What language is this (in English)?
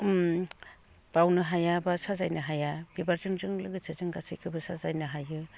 Bodo